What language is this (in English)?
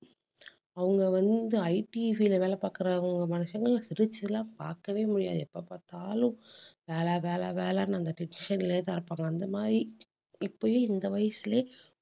Tamil